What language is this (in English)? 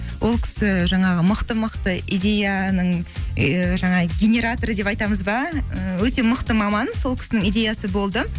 Kazakh